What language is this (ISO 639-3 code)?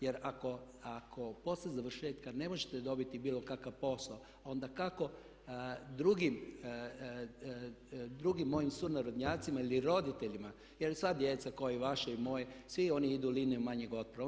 hrv